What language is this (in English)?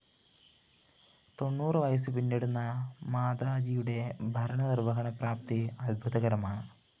Malayalam